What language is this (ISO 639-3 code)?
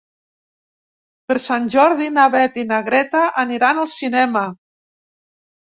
cat